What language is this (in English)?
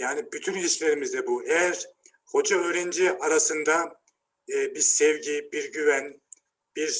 Turkish